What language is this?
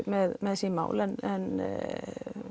Icelandic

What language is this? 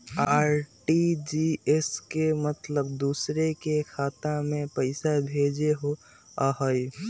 Magahi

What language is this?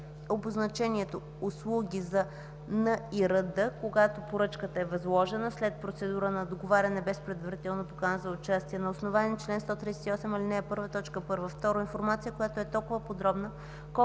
Bulgarian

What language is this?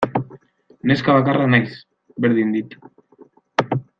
Basque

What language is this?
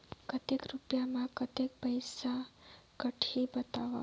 Chhattisgarhi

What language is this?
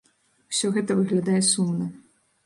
Belarusian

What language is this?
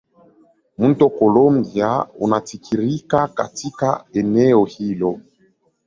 Swahili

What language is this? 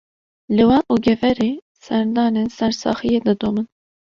Kurdish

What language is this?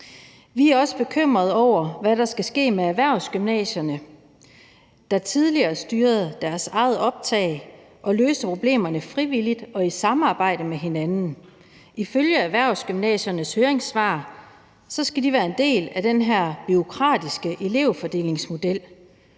Danish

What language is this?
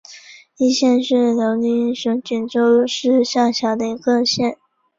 Chinese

